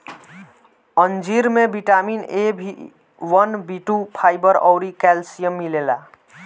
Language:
Bhojpuri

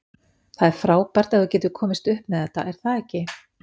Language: Icelandic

